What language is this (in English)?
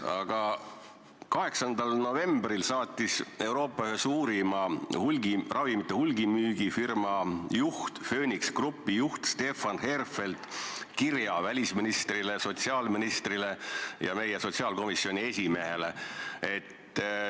Estonian